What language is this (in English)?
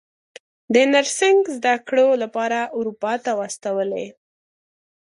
Pashto